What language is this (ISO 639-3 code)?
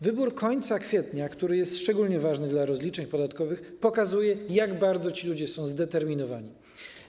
pol